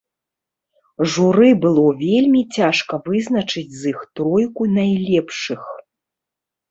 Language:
Belarusian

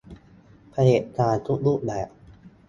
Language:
Thai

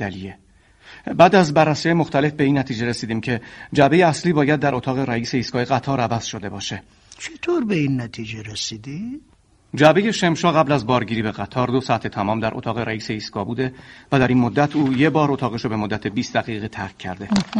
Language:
Persian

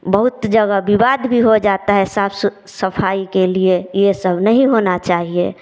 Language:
Hindi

